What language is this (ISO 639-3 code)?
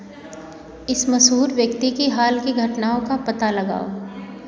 hin